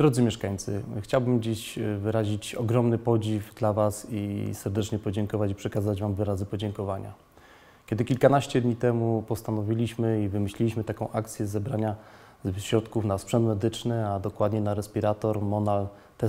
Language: Polish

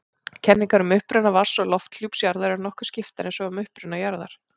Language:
Icelandic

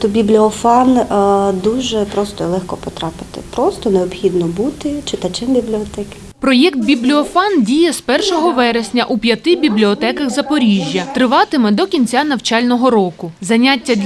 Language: Ukrainian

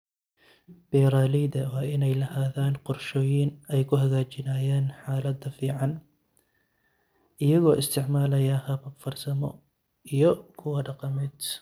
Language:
Somali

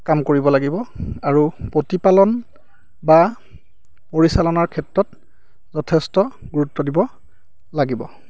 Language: Assamese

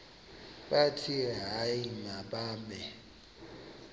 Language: Xhosa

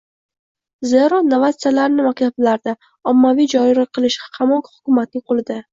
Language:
Uzbek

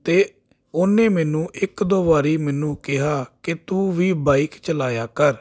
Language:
Punjabi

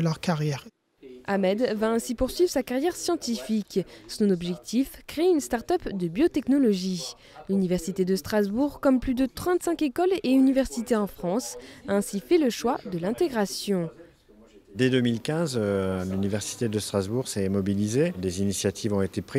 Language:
French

